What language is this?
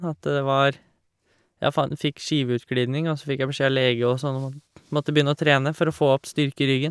Norwegian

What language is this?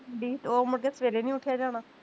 Punjabi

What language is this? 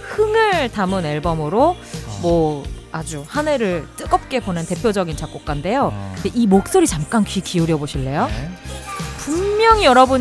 Korean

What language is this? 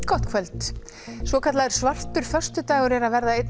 Icelandic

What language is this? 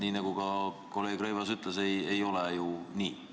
Estonian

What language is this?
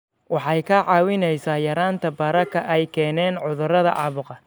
Somali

